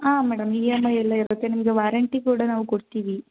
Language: Kannada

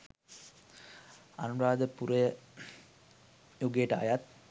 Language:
Sinhala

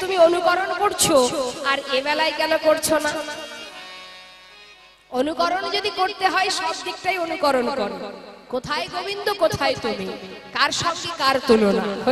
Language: Hindi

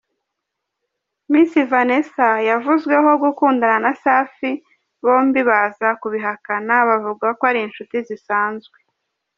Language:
Kinyarwanda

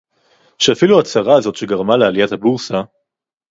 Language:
Hebrew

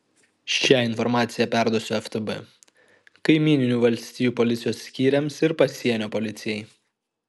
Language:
Lithuanian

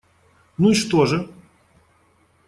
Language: Russian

